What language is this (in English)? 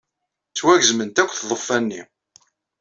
Kabyle